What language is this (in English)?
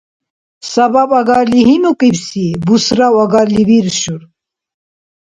Dargwa